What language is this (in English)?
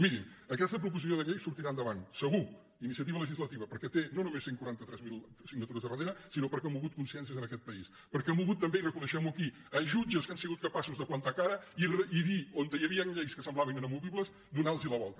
Catalan